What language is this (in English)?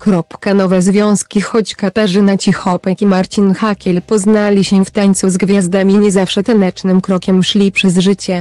Polish